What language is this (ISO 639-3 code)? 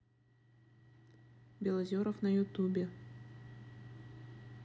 rus